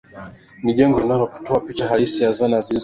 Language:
Swahili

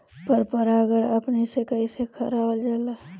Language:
Bhojpuri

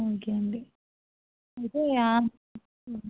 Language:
Telugu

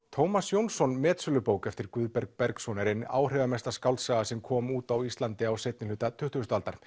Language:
Icelandic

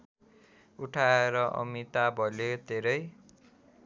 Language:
Nepali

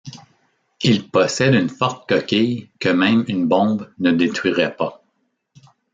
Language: French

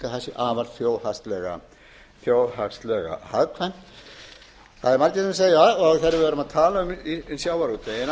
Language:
Icelandic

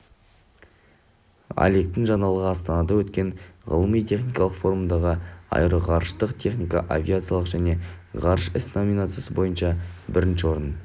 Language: Kazakh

